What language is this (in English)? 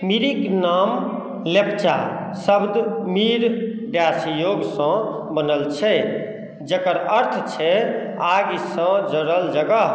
Maithili